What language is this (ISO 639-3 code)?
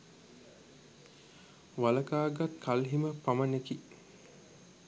sin